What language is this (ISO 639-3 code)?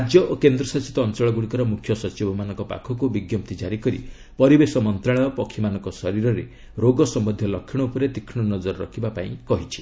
ori